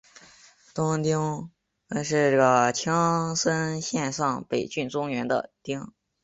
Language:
Chinese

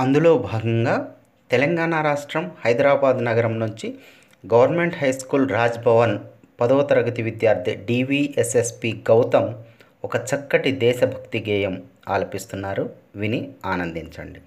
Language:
Telugu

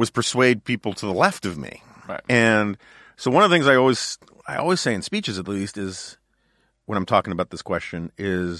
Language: English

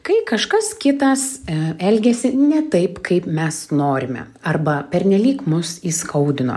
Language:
Lithuanian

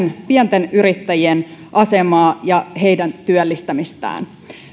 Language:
Finnish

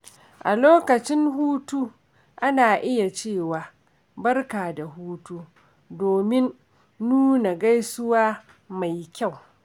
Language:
Hausa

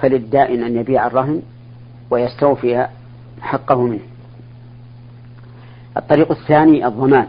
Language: Arabic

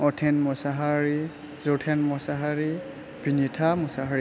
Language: Bodo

